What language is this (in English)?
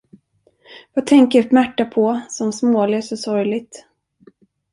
Swedish